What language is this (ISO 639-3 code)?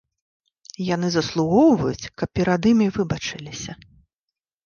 bel